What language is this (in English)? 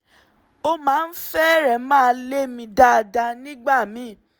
Yoruba